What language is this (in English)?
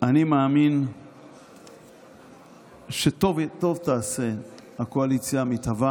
Hebrew